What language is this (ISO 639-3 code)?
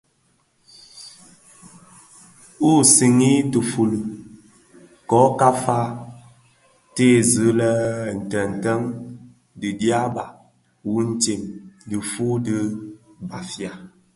ksf